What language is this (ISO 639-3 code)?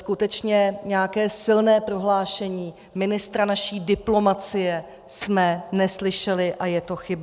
ces